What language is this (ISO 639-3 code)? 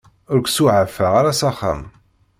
kab